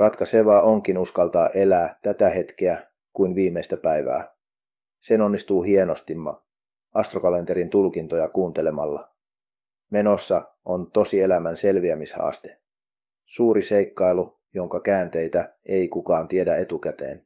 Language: Finnish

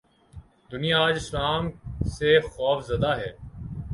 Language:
Urdu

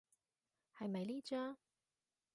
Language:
Cantonese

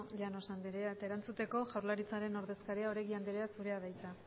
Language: Basque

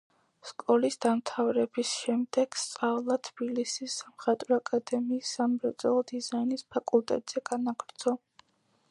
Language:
Georgian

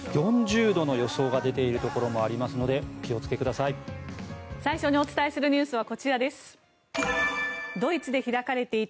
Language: Japanese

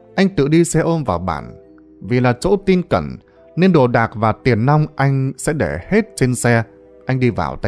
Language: Vietnamese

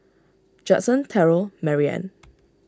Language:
English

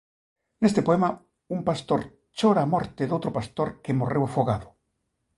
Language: Galician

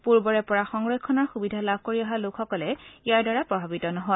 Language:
Assamese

